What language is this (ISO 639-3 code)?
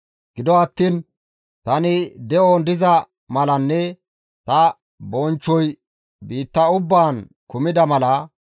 gmv